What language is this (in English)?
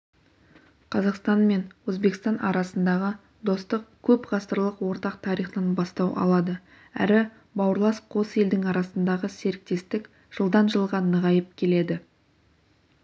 Kazakh